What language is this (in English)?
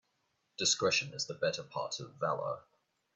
English